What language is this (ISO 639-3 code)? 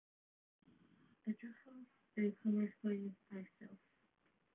cym